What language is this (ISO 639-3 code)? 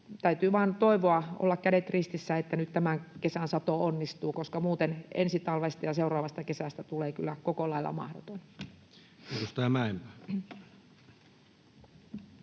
fin